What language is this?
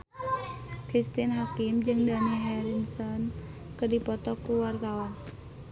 Sundanese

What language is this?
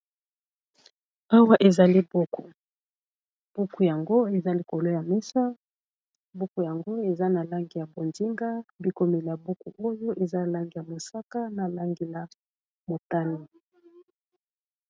Lingala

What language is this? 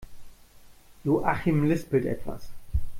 German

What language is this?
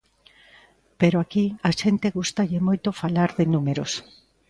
Galician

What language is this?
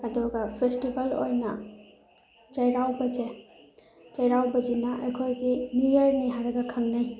Manipuri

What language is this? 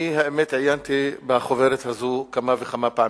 Hebrew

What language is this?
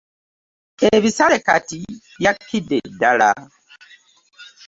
Ganda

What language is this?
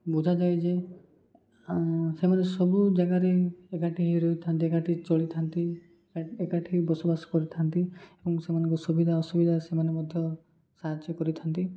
Odia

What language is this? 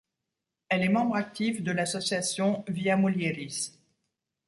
French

